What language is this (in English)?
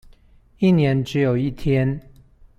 Chinese